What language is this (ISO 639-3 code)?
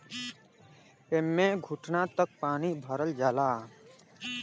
bho